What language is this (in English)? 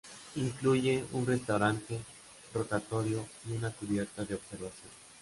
Spanish